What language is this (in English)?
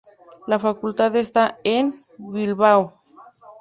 Spanish